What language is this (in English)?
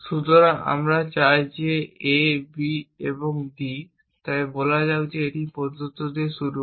Bangla